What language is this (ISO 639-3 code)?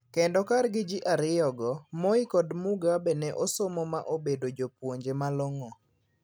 luo